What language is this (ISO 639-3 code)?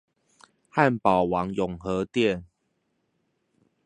zho